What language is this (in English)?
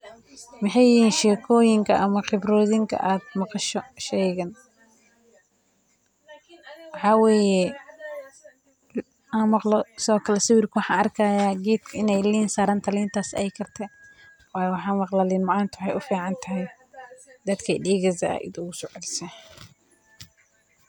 Somali